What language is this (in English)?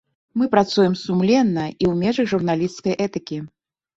Belarusian